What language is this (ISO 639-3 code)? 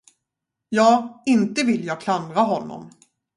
swe